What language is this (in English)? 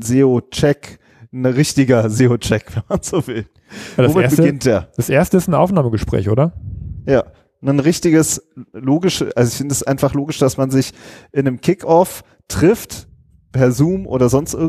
German